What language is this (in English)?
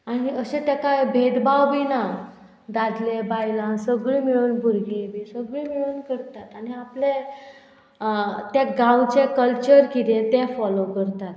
Konkani